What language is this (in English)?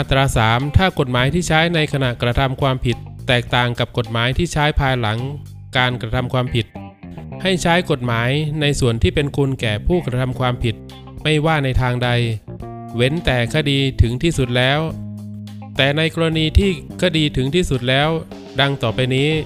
Thai